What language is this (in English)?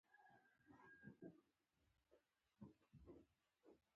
Pashto